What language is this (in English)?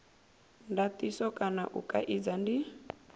Venda